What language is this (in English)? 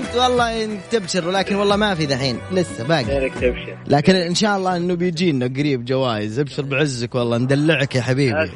Arabic